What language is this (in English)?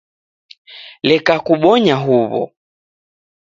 Taita